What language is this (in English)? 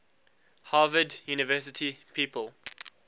English